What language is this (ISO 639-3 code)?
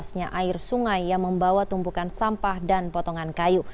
ind